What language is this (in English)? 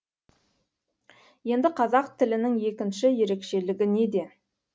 Kazakh